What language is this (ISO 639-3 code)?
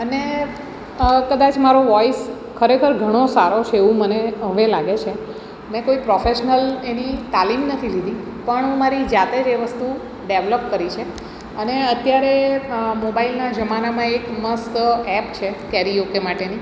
guj